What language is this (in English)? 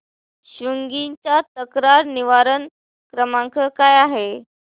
Marathi